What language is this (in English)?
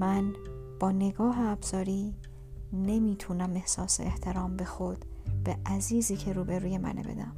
Persian